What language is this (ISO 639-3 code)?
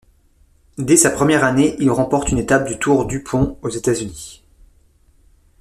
fra